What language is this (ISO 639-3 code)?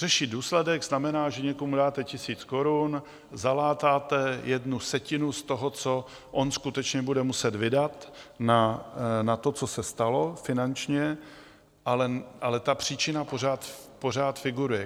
ces